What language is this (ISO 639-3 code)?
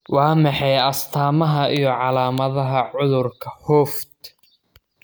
som